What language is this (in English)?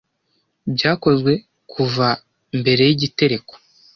Kinyarwanda